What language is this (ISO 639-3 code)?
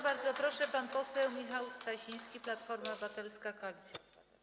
pol